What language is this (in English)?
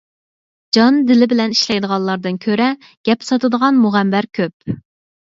Uyghur